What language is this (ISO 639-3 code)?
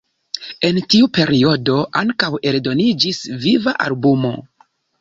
epo